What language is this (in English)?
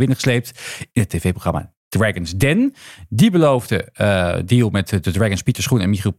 Dutch